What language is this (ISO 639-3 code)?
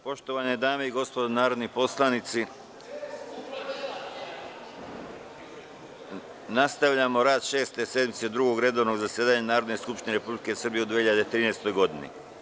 srp